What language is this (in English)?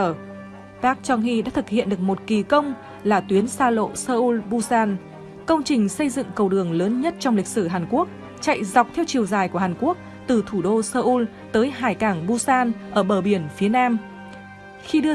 Vietnamese